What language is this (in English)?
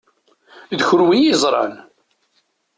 Kabyle